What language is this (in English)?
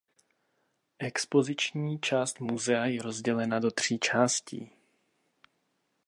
Czech